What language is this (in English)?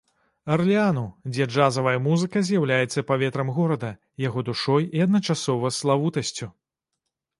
Belarusian